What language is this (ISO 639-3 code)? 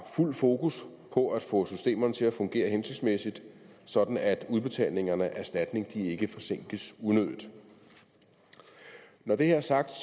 dan